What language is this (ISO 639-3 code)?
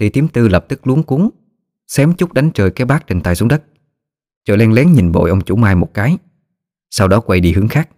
vie